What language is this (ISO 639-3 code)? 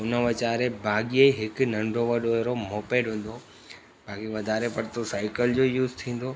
snd